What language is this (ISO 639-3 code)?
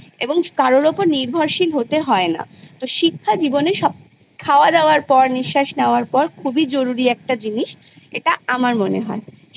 ben